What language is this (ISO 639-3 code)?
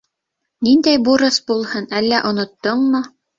bak